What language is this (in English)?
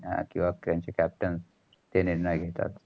Marathi